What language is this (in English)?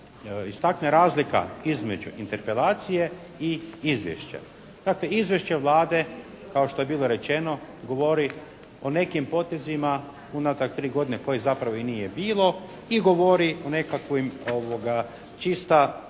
Croatian